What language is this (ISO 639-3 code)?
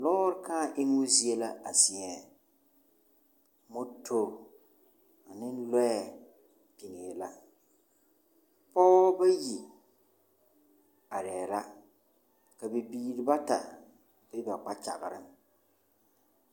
dga